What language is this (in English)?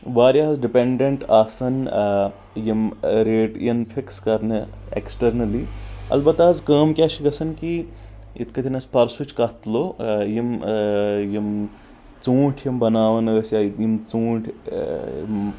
Kashmiri